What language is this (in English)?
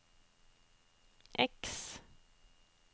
Norwegian